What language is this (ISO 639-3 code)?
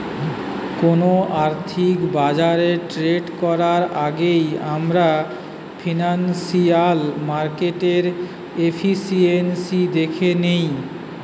ben